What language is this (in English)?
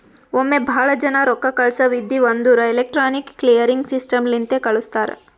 Kannada